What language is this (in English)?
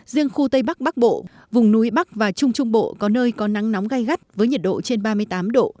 Vietnamese